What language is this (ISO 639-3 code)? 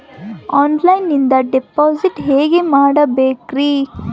kan